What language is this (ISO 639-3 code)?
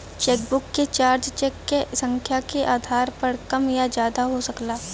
bho